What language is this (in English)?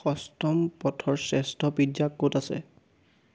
Assamese